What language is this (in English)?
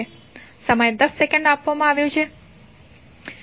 Gujarati